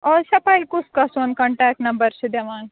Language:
Kashmiri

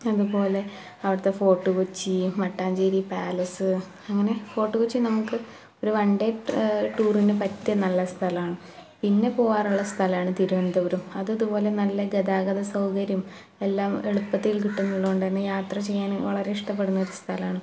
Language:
Malayalam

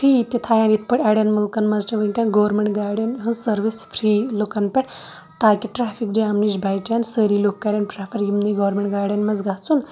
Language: Kashmiri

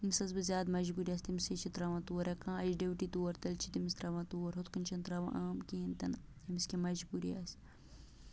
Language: Kashmiri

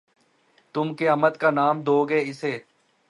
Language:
Urdu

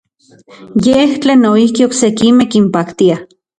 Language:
Central Puebla Nahuatl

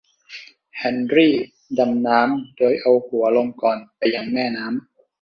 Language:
Thai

